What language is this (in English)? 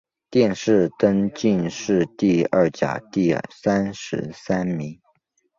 Chinese